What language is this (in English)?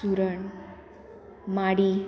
Konkani